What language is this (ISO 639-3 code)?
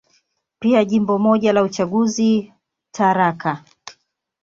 swa